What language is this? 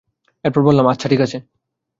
Bangla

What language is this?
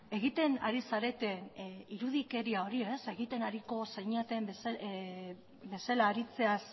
Basque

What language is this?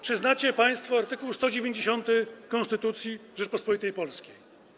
Polish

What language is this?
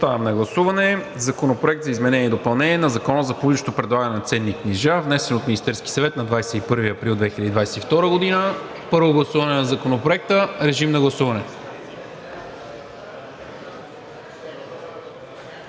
Bulgarian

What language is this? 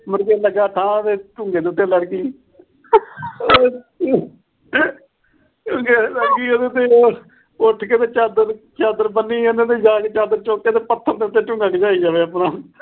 Punjabi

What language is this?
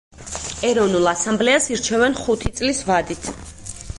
Georgian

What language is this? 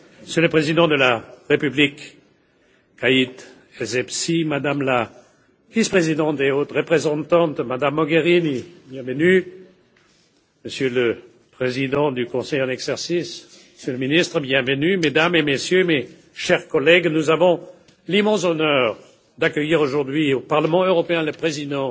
French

